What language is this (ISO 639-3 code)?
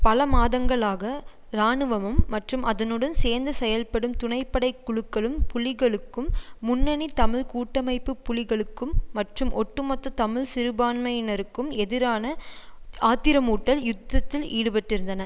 tam